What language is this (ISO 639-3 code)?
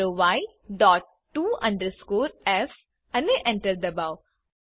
guj